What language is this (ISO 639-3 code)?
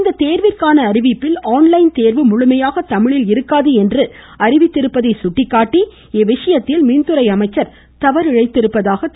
tam